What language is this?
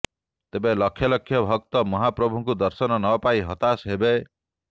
Odia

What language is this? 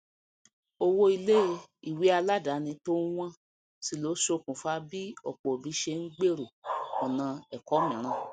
Yoruba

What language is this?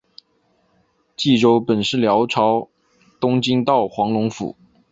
Chinese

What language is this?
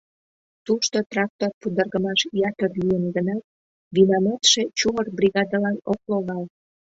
Mari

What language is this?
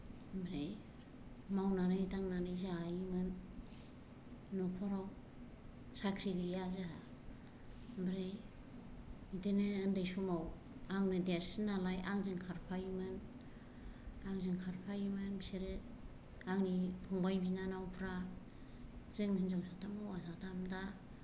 Bodo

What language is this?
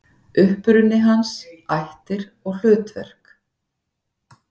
Icelandic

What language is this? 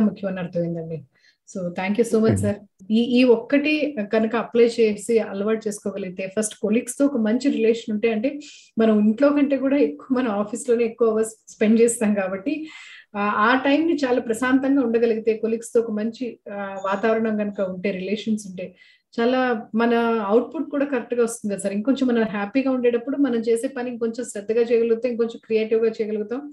Telugu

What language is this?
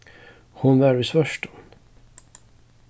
Faroese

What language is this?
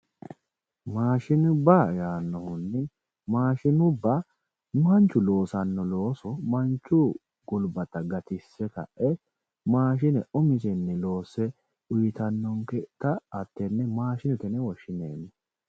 Sidamo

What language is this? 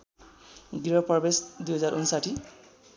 Nepali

